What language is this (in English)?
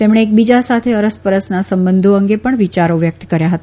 Gujarati